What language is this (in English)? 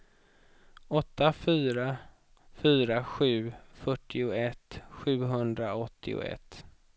Swedish